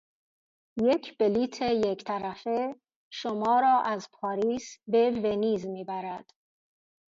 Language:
Persian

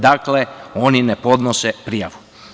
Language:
Serbian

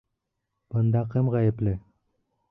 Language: Bashkir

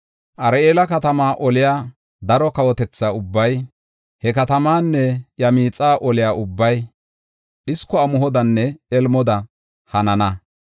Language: Gofa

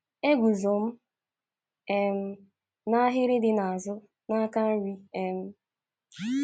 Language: Igbo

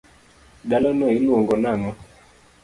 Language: Luo (Kenya and Tanzania)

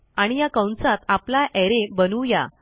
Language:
Marathi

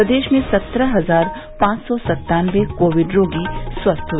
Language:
Hindi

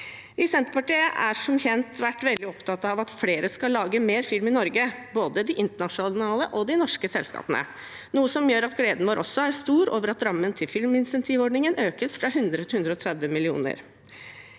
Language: Norwegian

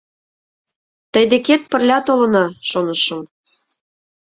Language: Mari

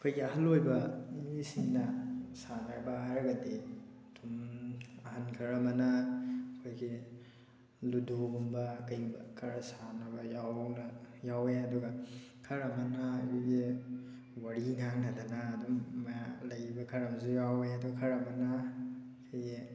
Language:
Manipuri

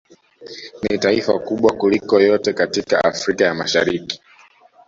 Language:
Swahili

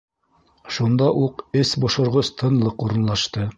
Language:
Bashkir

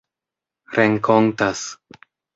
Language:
Esperanto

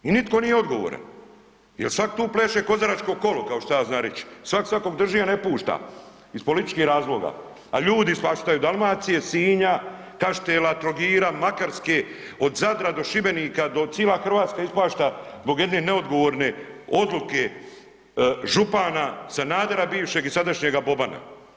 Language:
Croatian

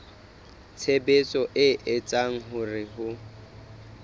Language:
Southern Sotho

